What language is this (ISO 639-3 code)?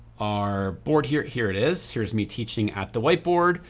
eng